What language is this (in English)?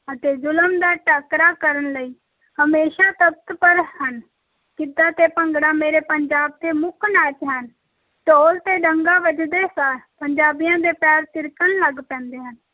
Punjabi